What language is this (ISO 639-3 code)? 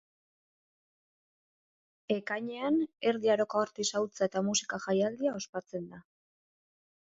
eus